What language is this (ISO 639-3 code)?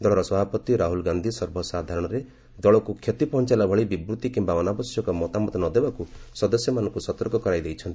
ori